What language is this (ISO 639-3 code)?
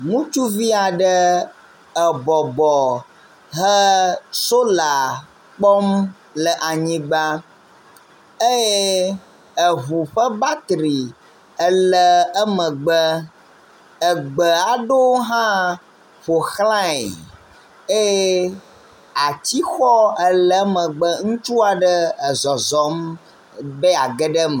ewe